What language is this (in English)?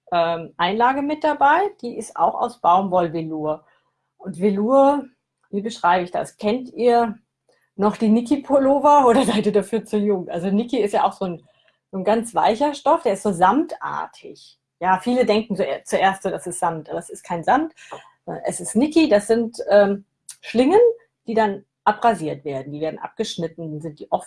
German